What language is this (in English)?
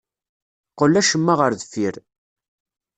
Kabyle